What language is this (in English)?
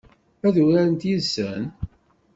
Kabyle